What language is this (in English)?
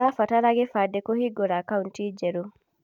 Kikuyu